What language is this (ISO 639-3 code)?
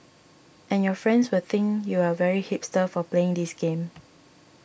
eng